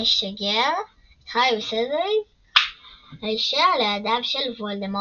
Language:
Hebrew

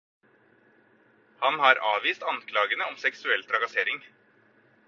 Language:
Norwegian Bokmål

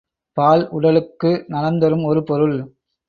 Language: Tamil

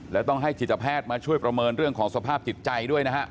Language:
Thai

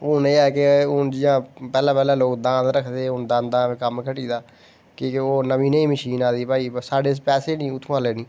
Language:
Dogri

